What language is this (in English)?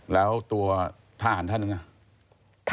Thai